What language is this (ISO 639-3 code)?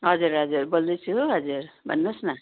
nep